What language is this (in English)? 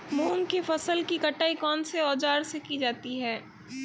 Hindi